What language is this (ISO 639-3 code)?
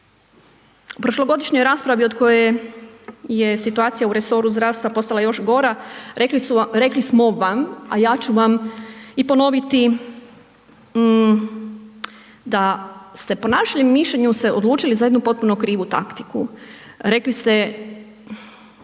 hrv